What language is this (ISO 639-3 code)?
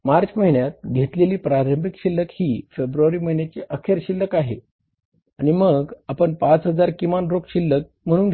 mar